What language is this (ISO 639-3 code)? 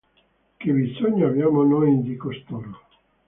ita